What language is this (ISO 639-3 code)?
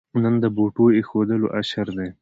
pus